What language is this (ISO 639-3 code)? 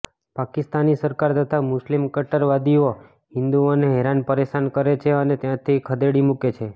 guj